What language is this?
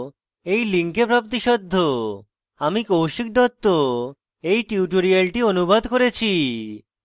Bangla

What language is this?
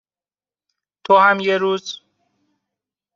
Persian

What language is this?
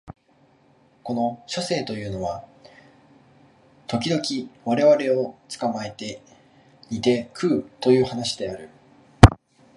Japanese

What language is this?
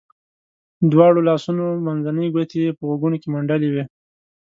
Pashto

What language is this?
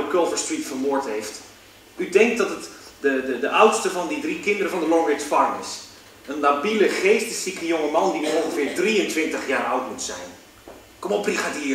Dutch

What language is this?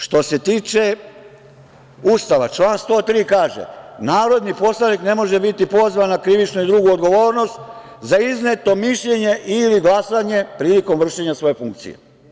Serbian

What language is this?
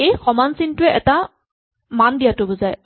Assamese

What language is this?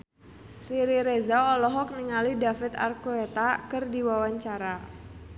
Sundanese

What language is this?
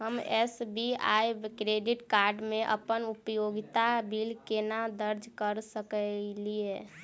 Maithili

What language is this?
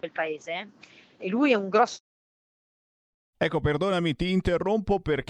Italian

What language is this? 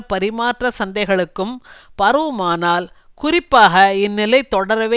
Tamil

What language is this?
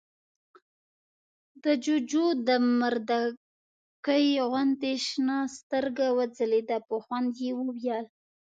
Pashto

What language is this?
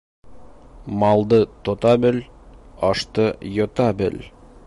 Bashkir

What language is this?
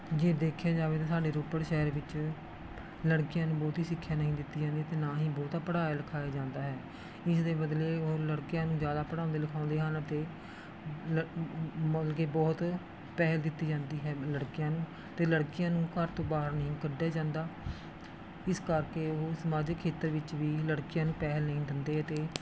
Punjabi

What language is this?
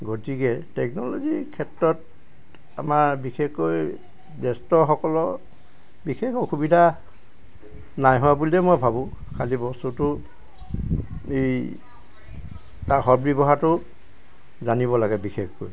Assamese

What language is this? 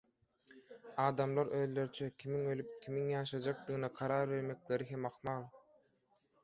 Turkmen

